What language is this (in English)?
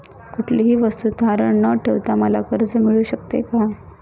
Marathi